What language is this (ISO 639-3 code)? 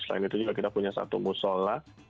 ind